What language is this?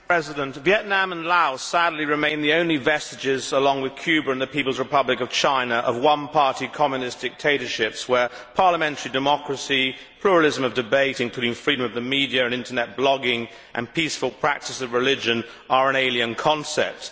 English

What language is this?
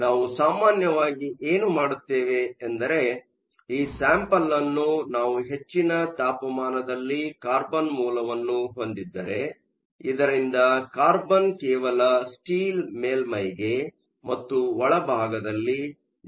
Kannada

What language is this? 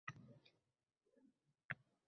Uzbek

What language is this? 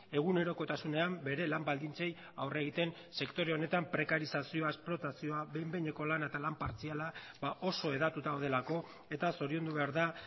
Basque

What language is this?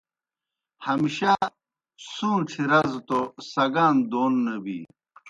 Kohistani Shina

